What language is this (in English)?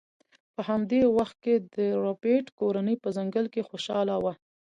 Pashto